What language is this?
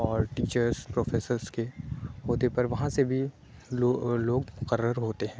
Urdu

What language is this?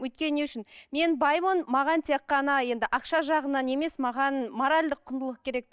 Kazakh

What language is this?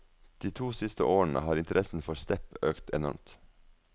Norwegian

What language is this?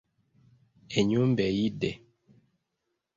Ganda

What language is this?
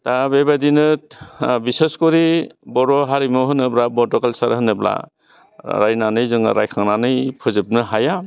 Bodo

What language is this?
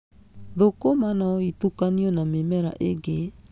Kikuyu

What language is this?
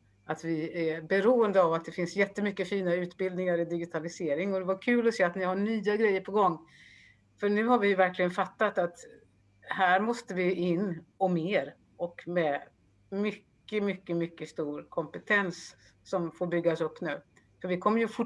Swedish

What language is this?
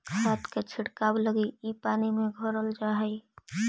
Magahi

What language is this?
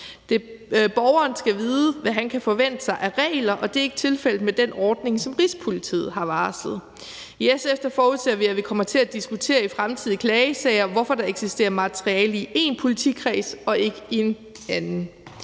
Danish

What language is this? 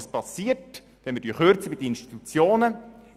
Swiss German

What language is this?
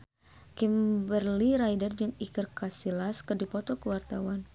Sundanese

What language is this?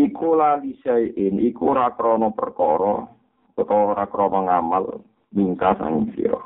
Indonesian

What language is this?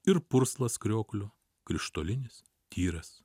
Lithuanian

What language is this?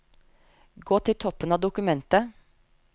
Norwegian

